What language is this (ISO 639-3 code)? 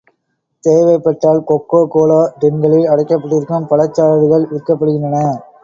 tam